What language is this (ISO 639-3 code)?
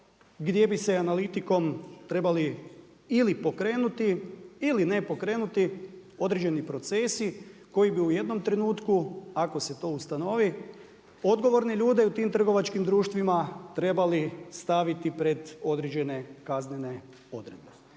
hrv